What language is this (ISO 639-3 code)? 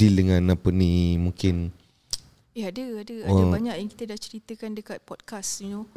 msa